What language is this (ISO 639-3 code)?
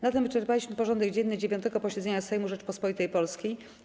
pol